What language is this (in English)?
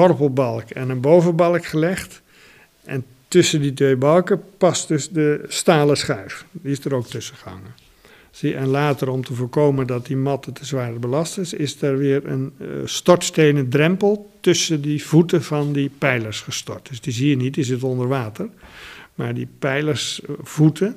Dutch